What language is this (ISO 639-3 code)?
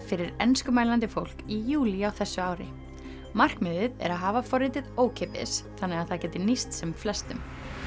isl